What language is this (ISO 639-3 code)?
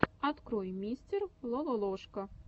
rus